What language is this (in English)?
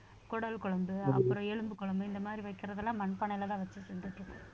Tamil